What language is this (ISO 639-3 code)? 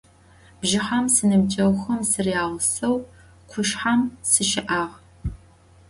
ady